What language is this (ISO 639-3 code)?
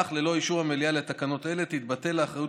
heb